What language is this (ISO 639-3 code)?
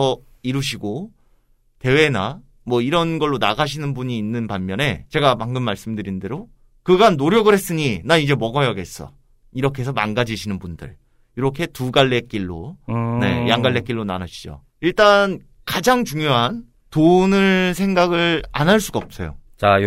kor